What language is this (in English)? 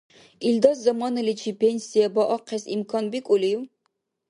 Dargwa